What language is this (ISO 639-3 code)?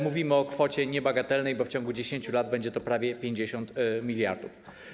pol